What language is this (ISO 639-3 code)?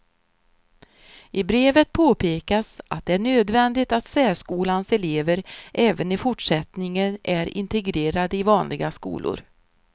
swe